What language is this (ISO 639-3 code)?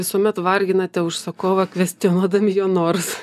lit